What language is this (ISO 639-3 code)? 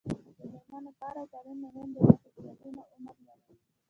pus